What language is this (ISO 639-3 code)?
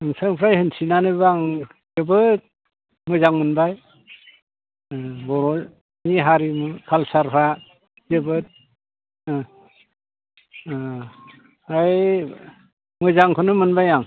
brx